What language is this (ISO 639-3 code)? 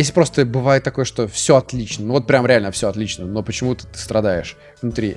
rus